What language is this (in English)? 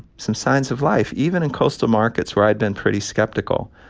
English